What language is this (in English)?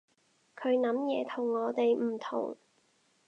Cantonese